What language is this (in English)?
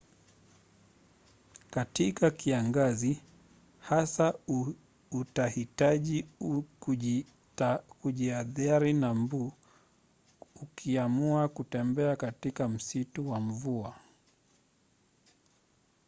Swahili